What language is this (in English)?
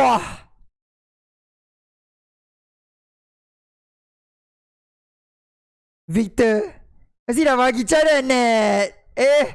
Malay